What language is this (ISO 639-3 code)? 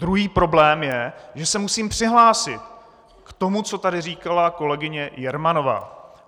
ces